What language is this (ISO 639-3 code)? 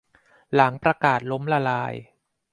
tha